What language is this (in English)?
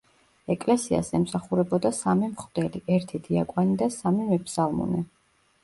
Georgian